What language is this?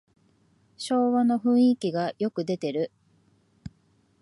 Japanese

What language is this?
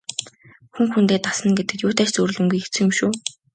Mongolian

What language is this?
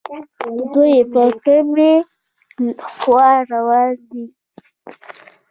Pashto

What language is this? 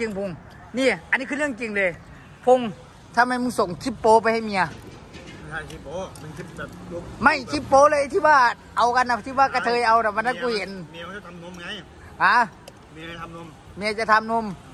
Thai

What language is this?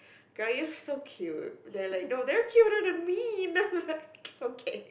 English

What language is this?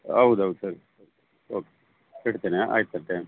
Kannada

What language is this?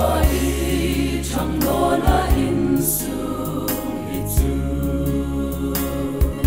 Romanian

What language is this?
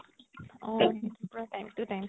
Assamese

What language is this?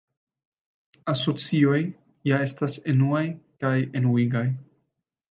Esperanto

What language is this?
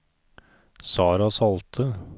Norwegian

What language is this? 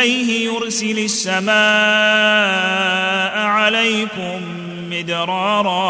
Arabic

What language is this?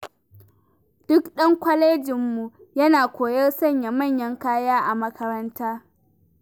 Hausa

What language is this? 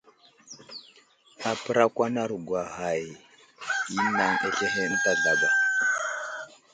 Wuzlam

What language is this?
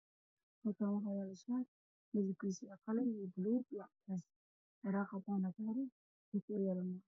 Somali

